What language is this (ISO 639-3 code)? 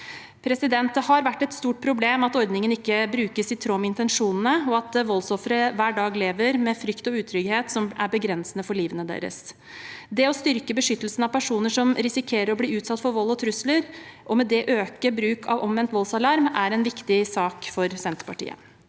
nor